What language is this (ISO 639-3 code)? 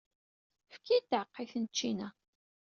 kab